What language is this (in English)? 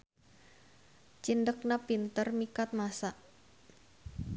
Sundanese